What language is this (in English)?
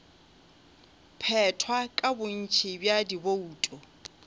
Northern Sotho